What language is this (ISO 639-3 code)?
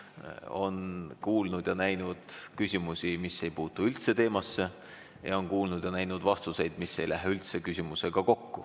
est